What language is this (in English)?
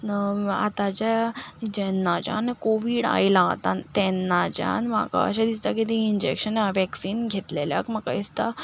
Konkani